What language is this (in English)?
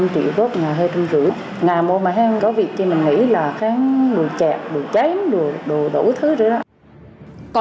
Vietnamese